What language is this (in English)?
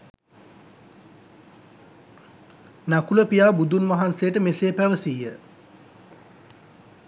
Sinhala